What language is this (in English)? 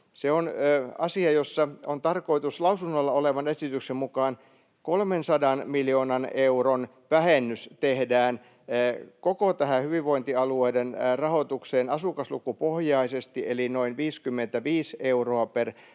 Finnish